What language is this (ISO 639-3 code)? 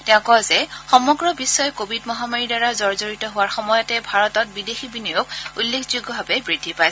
asm